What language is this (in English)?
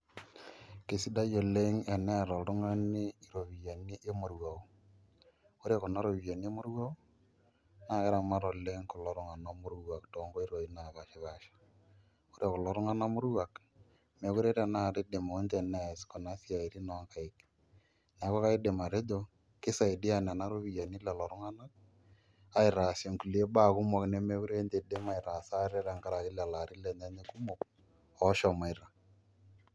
Masai